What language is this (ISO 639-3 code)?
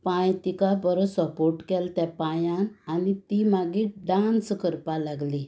kok